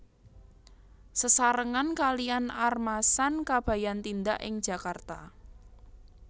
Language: Javanese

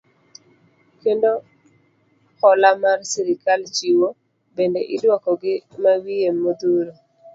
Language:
Luo (Kenya and Tanzania)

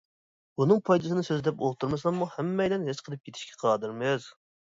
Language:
Uyghur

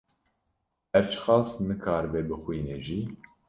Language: Kurdish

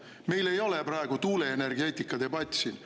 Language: Estonian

